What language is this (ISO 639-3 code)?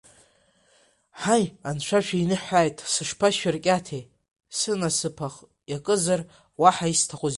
abk